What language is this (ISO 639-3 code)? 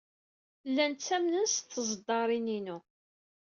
kab